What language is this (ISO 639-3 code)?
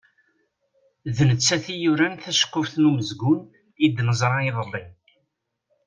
kab